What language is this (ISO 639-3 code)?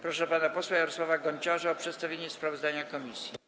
pol